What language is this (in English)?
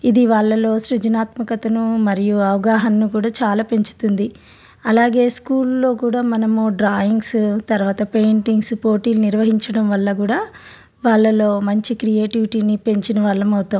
Telugu